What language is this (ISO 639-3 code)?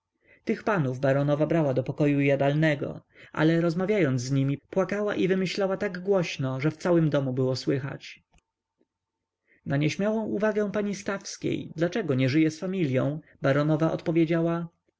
pol